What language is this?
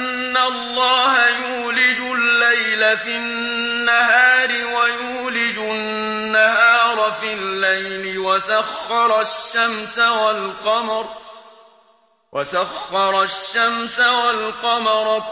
Arabic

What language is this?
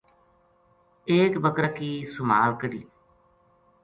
Gujari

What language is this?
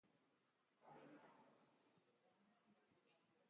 Basque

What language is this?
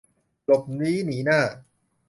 Thai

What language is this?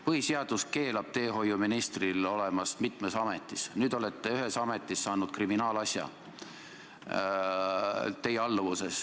Estonian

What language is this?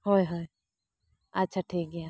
Santali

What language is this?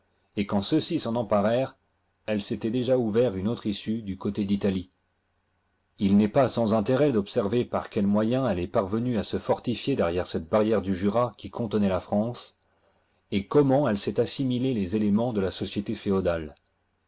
French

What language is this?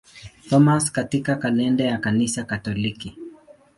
Swahili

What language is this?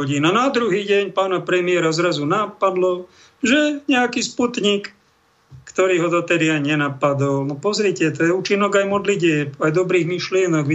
Slovak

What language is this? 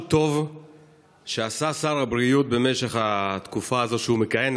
Hebrew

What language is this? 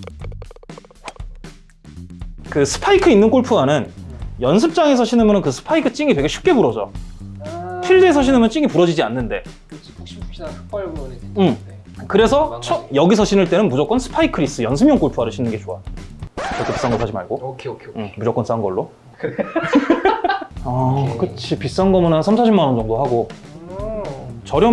Korean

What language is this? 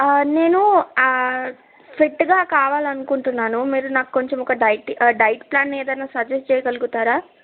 Telugu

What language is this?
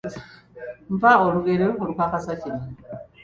Ganda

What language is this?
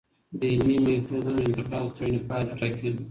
Pashto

